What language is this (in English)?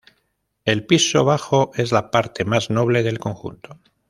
Spanish